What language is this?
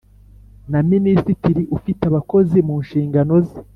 Kinyarwanda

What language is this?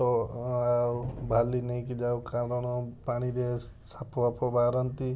Odia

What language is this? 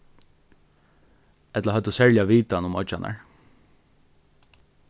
Faroese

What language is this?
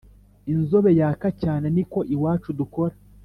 Kinyarwanda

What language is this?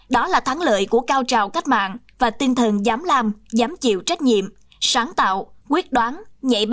Vietnamese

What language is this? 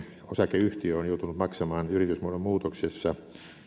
Finnish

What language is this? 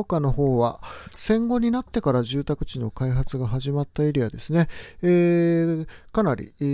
Japanese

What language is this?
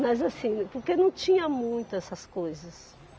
Portuguese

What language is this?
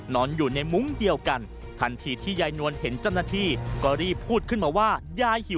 Thai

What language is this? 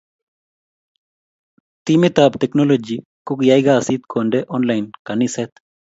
Kalenjin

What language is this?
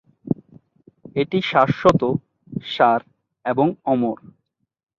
Bangla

